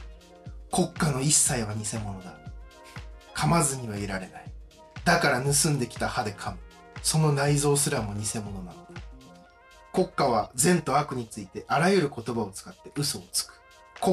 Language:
Japanese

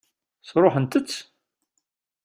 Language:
Kabyle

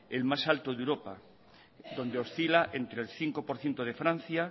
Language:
Spanish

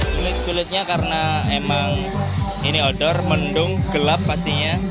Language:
Indonesian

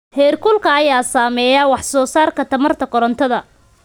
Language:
Somali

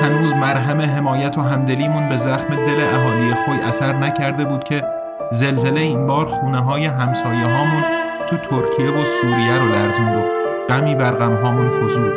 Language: Persian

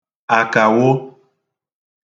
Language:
Igbo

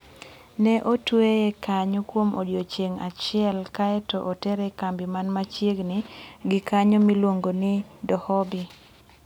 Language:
Luo (Kenya and Tanzania)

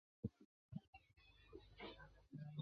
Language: Chinese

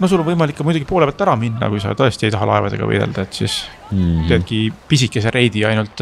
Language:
Finnish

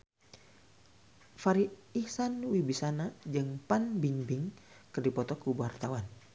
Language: Sundanese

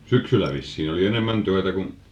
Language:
Finnish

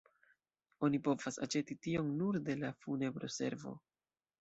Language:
Esperanto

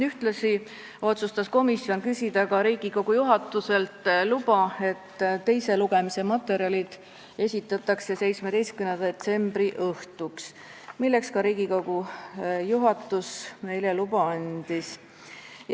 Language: Estonian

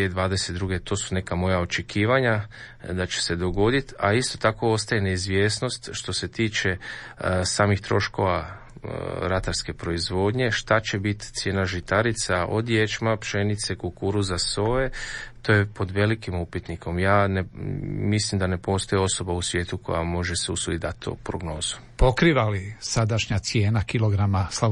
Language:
Croatian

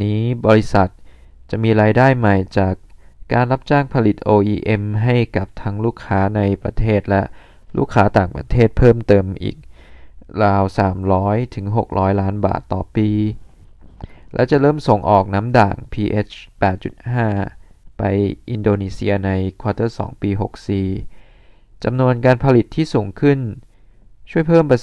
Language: Thai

